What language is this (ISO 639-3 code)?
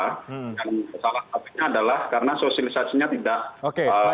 ind